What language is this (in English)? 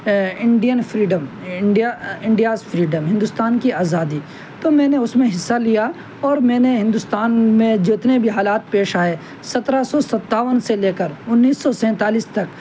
Urdu